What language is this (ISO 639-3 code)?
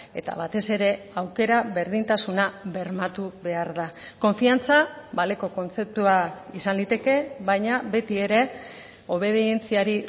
eus